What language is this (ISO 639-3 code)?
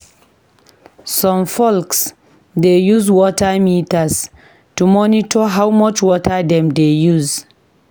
pcm